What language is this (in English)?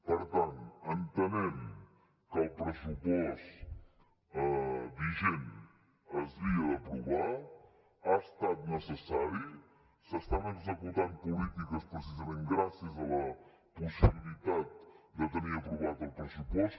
Catalan